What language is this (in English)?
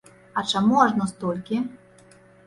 Belarusian